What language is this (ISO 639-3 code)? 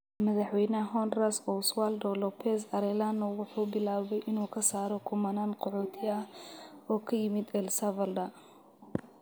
som